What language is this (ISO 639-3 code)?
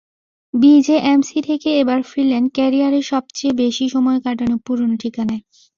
ben